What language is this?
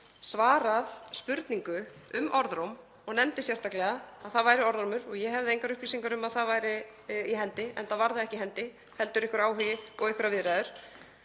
Icelandic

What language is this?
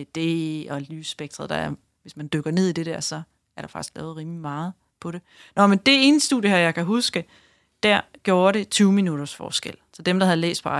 Danish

